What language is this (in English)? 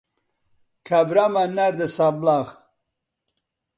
Central Kurdish